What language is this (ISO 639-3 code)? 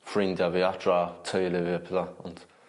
cym